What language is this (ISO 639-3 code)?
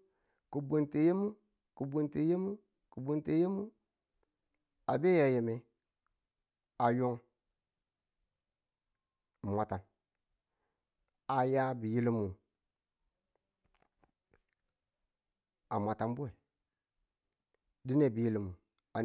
tul